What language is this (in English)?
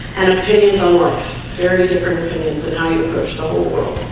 English